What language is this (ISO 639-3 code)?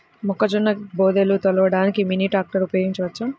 tel